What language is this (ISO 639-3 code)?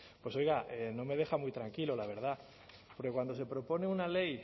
spa